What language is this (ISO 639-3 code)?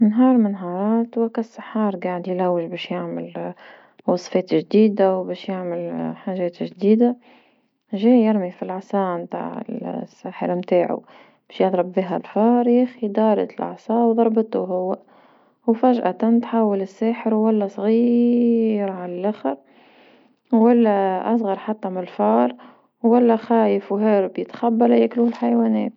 aeb